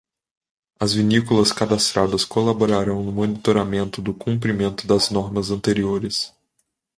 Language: Portuguese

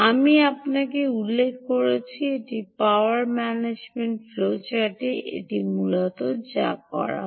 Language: Bangla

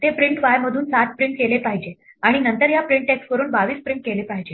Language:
Marathi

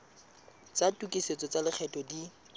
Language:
Southern Sotho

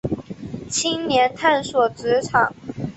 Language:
Chinese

